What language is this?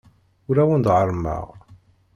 Kabyle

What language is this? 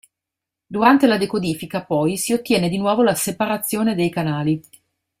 Italian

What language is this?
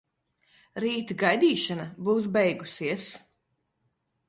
Latvian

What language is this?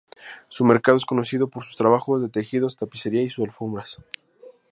Spanish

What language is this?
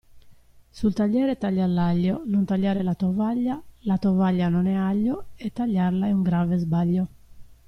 Italian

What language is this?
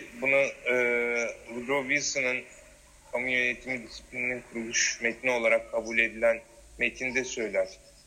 Turkish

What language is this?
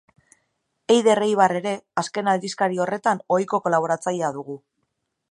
Basque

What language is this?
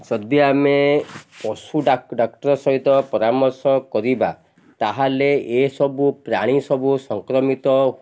Odia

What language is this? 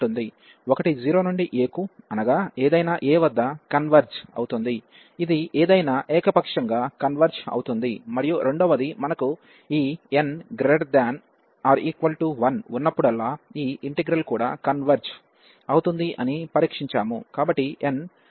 Telugu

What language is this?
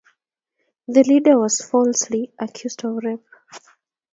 Kalenjin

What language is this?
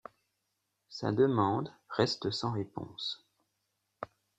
French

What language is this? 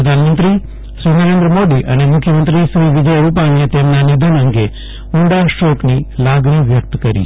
Gujarati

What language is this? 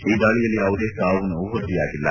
Kannada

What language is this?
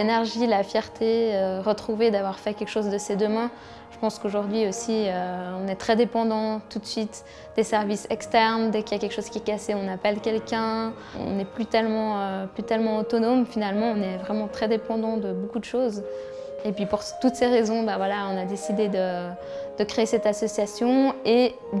French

